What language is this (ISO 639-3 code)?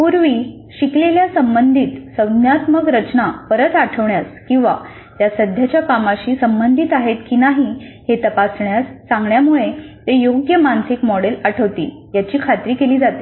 mar